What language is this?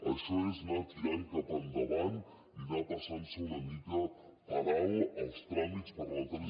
Catalan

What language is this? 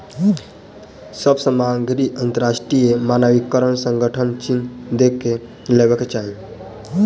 Maithili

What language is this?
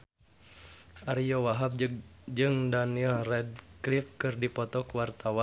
Sundanese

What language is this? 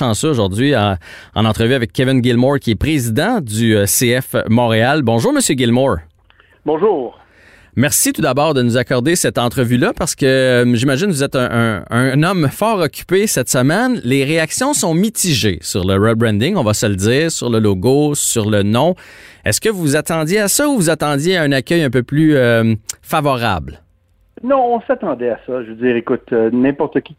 French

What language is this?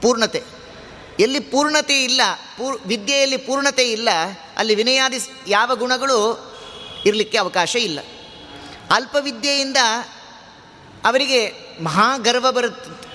Kannada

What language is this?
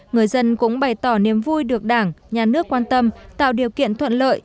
Vietnamese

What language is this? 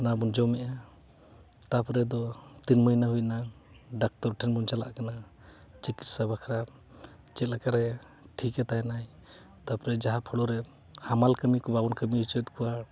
Santali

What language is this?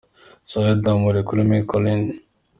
Kinyarwanda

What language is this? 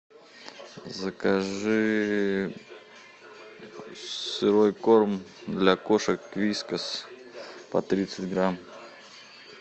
Russian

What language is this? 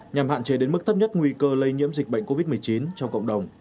Vietnamese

